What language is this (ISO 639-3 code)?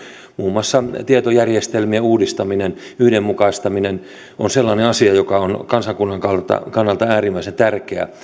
fin